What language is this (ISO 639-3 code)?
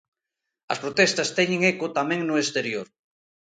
glg